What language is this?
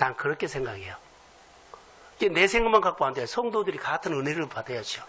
Korean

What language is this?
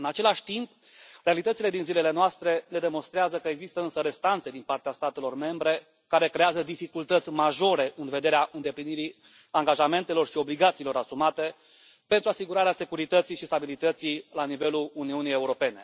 Romanian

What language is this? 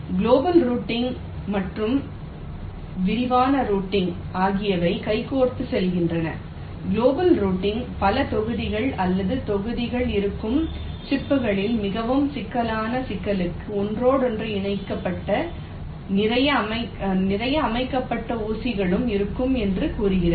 Tamil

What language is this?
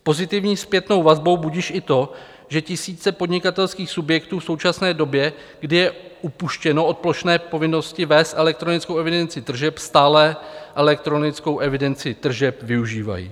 Czech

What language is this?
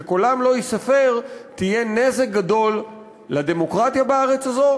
Hebrew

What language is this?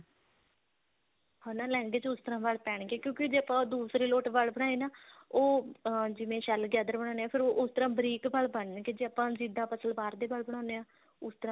Punjabi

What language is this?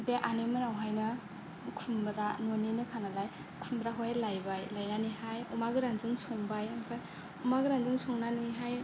Bodo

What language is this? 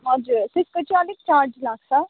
Nepali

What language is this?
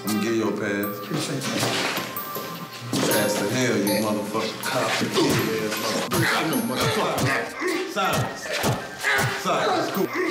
English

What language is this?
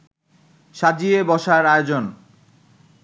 Bangla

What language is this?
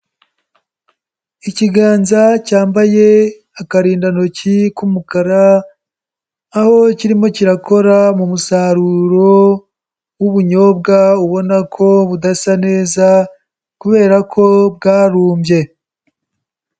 Kinyarwanda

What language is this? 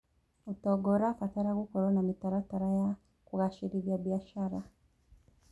Kikuyu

